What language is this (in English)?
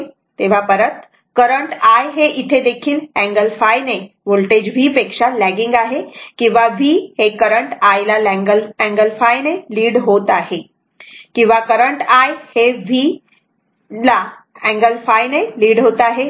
Marathi